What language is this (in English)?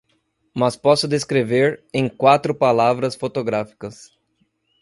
Portuguese